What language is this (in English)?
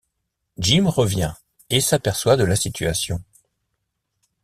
French